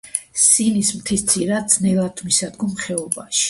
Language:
Georgian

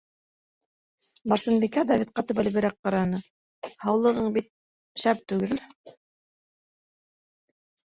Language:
Bashkir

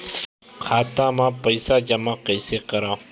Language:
Chhattisgarhi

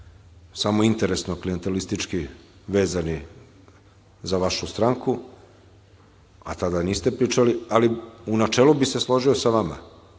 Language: Serbian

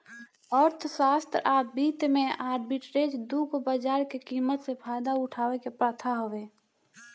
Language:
Bhojpuri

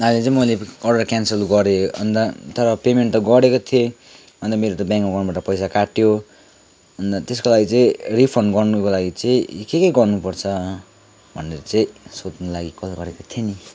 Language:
Nepali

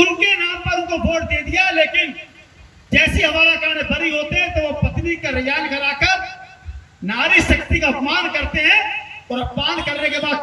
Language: Hindi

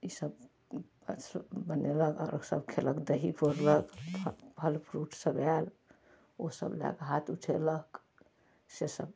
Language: Maithili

